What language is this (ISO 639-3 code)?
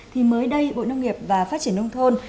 vie